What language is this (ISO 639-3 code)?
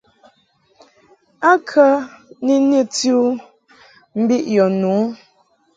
mhk